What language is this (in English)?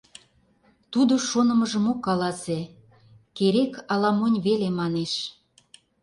Mari